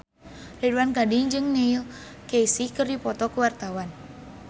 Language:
Sundanese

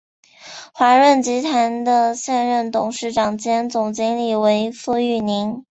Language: Chinese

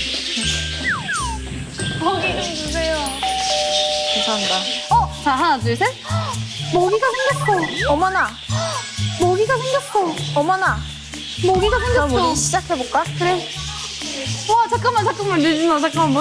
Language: Korean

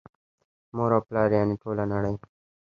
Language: Pashto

